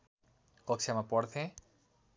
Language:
Nepali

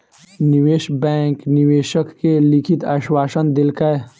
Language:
Maithili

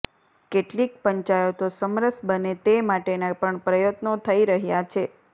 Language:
Gujarati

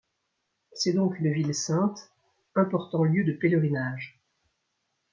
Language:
French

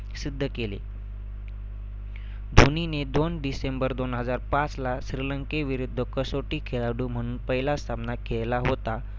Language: Marathi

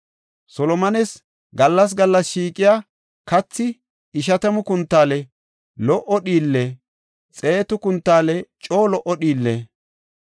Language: Gofa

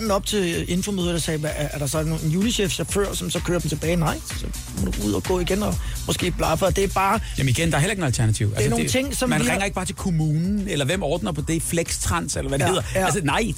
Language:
Danish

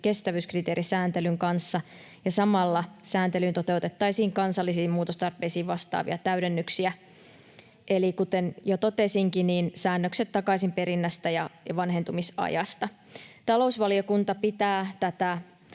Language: Finnish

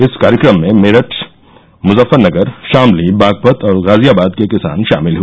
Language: Hindi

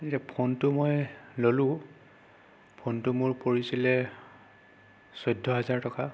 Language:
Assamese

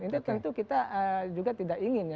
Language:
Indonesian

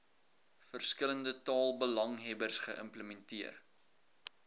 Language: Afrikaans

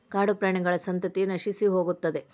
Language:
Kannada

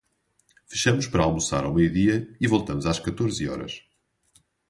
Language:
Portuguese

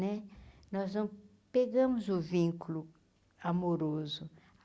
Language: Portuguese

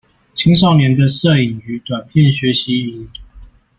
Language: Chinese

